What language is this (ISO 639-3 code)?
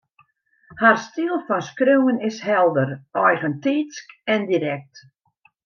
fry